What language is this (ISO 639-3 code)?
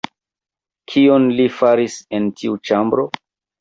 epo